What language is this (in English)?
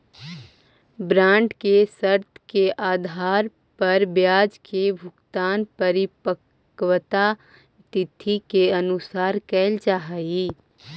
Magahi